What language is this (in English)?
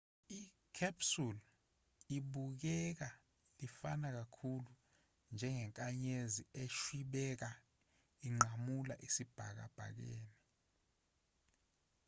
Zulu